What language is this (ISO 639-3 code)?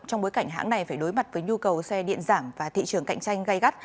vie